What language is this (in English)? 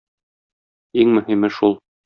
Tatar